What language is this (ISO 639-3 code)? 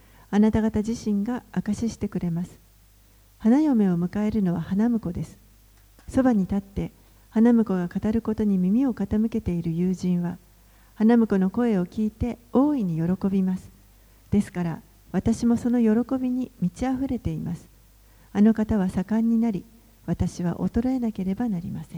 jpn